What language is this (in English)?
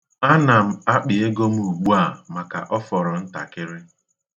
Igbo